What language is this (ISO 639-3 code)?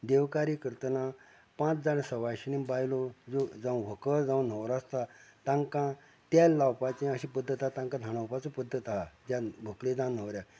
kok